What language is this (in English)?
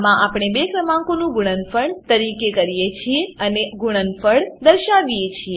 Gujarati